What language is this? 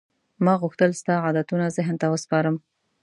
Pashto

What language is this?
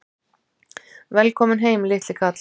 Icelandic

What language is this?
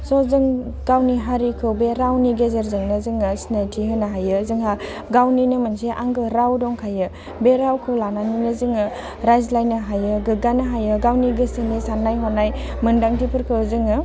Bodo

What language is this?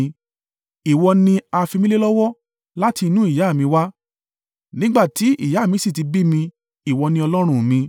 Yoruba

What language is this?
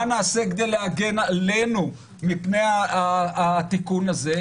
Hebrew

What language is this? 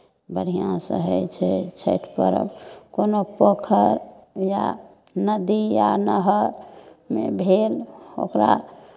Maithili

